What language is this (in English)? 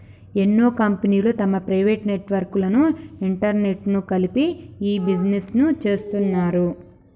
Telugu